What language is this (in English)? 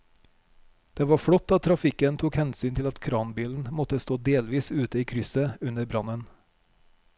Norwegian